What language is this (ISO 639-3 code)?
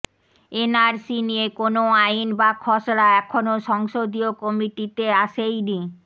ben